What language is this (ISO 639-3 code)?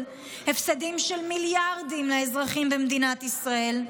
heb